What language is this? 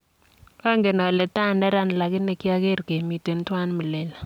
Kalenjin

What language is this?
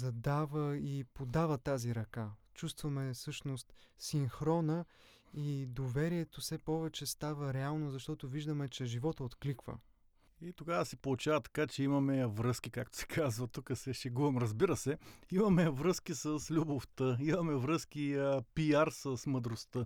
Bulgarian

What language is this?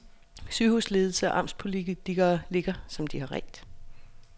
Danish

